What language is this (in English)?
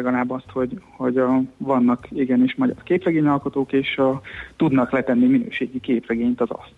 Hungarian